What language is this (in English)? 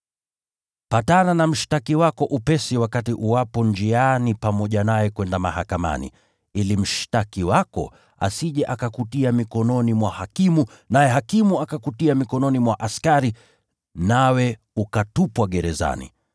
Swahili